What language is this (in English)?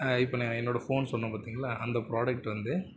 Tamil